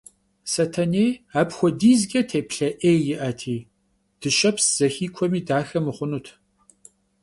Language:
Kabardian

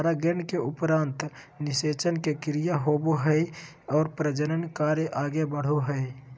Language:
Magahi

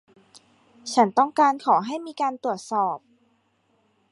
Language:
Thai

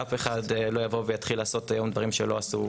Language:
Hebrew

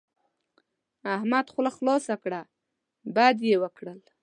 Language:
Pashto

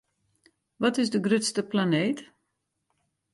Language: Western Frisian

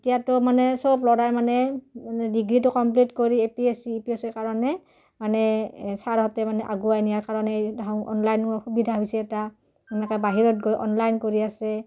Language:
Assamese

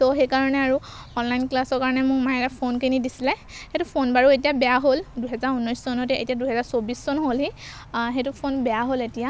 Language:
Assamese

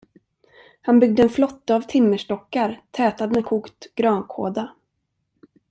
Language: Swedish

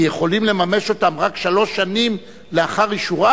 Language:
Hebrew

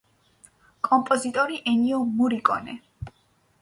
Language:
Georgian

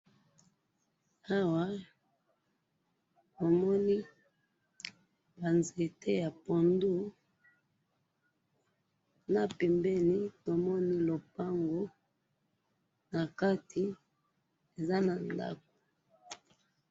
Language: Lingala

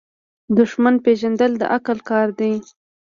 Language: Pashto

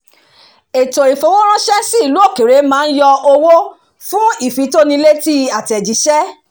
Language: Yoruba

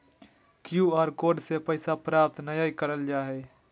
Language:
Magahi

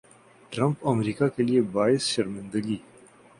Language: Urdu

